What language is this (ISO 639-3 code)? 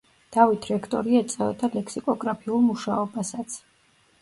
kat